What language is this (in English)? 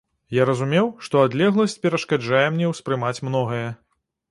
Belarusian